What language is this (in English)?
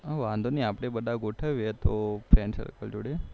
Gujarati